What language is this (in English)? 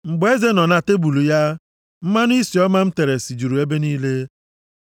Igbo